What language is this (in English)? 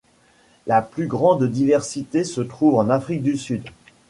French